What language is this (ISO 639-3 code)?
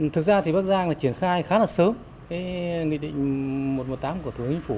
vie